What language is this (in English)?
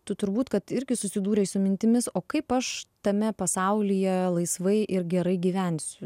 Lithuanian